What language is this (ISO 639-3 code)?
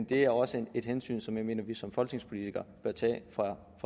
dan